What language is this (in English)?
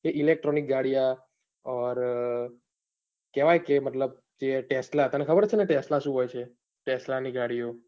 Gujarati